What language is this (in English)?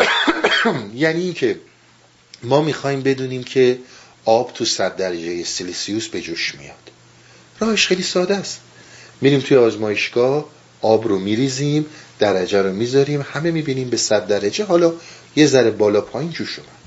Persian